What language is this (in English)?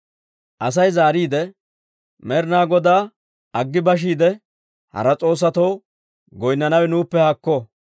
Dawro